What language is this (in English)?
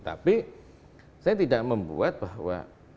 Indonesian